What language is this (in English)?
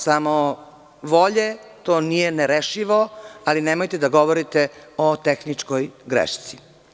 Serbian